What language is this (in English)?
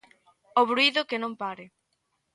Galician